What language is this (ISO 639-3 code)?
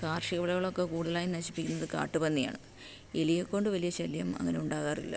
mal